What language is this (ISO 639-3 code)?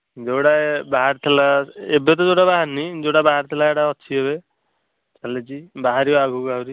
ori